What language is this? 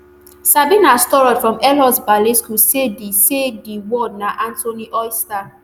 Nigerian Pidgin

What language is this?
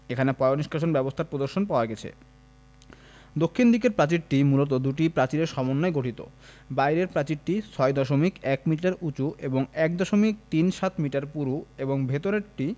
Bangla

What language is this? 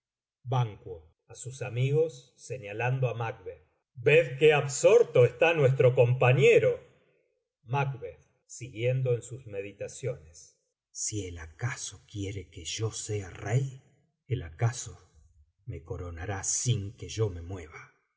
Spanish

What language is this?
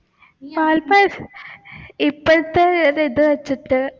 Malayalam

